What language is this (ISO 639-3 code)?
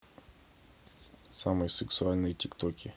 rus